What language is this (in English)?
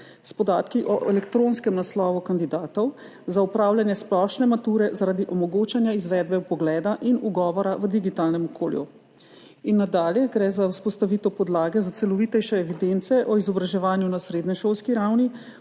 Slovenian